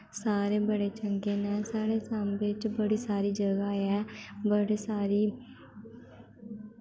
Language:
Dogri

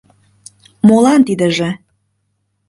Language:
Mari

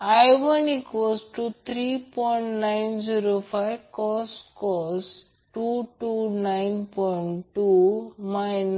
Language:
Marathi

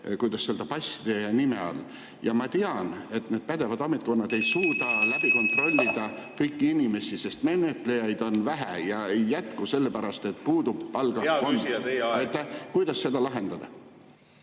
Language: Estonian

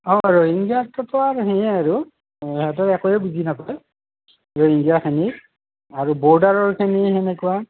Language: Assamese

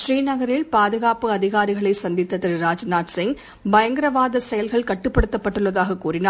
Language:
Tamil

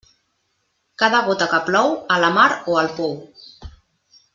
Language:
Catalan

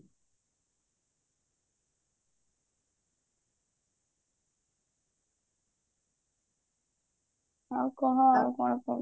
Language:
Odia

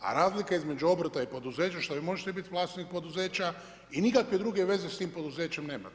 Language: Croatian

